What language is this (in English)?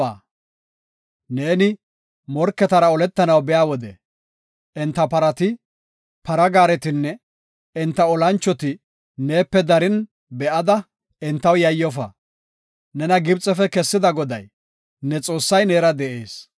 Gofa